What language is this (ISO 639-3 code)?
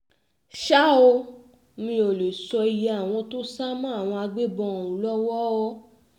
yor